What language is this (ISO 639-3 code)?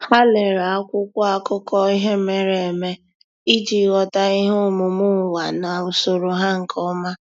ibo